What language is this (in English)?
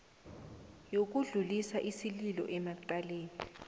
South Ndebele